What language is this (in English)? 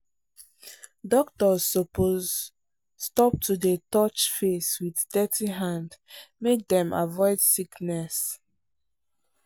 Nigerian Pidgin